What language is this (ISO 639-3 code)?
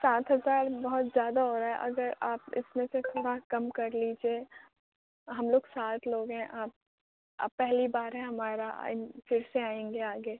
urd